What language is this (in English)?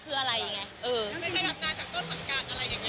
Thai